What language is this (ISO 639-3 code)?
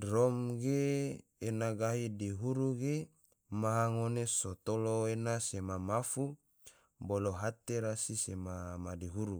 tvo